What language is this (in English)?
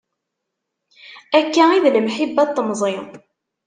Kabyle